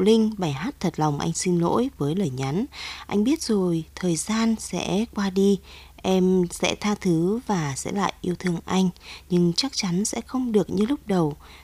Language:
Vietnamese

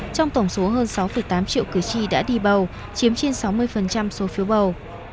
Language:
Vietnamese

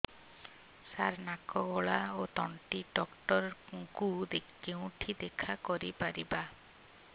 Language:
Odia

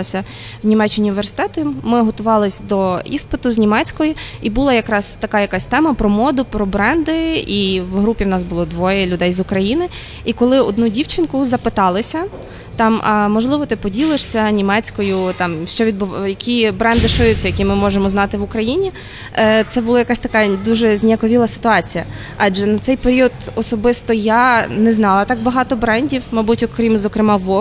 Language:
Ukrainian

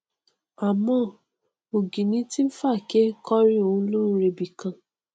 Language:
Yoruba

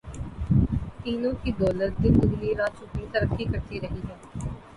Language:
Urdu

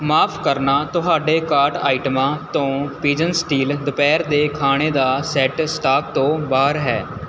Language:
Punjabi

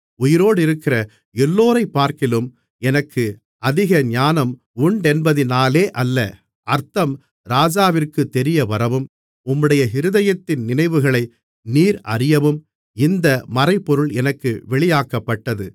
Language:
Tamil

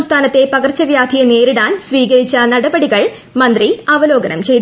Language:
Malayalam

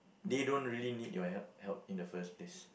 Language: English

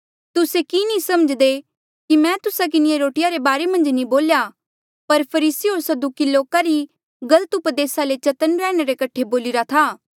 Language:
Mandeali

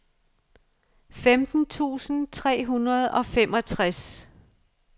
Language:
Danish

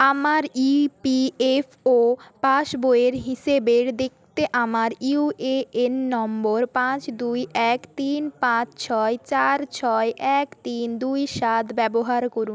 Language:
Bangla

